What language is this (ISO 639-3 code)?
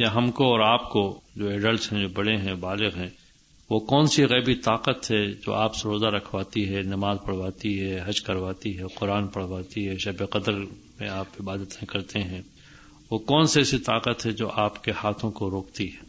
urd